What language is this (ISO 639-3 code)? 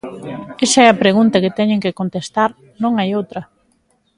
glg